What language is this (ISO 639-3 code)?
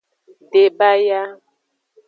ajg